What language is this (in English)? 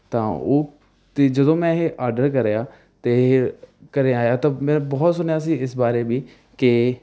Punjabi